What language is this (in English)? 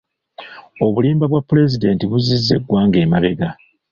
Ganda